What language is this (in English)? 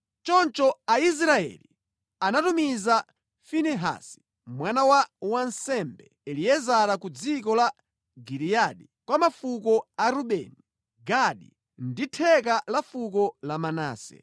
Nyanja